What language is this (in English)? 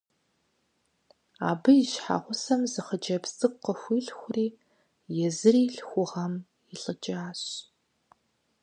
Kabardian